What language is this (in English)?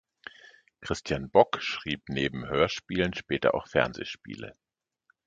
German